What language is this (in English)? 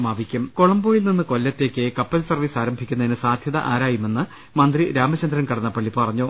Malayalam